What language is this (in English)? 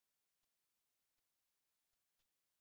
Kabyle